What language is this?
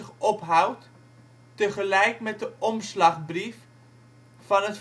Dutch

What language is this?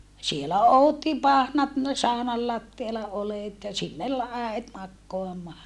Finnish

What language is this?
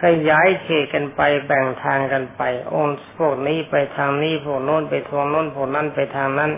Thai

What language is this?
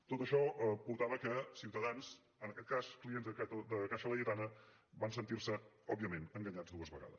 Catalan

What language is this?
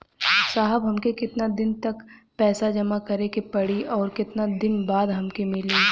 Bhojpuri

